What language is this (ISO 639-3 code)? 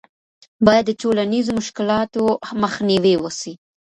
pus